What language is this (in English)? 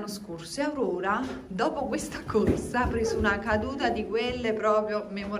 Italian